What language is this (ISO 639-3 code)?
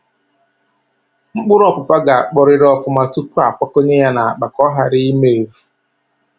ibo